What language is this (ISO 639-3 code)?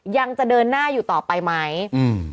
tha